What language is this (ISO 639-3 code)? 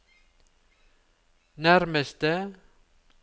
nor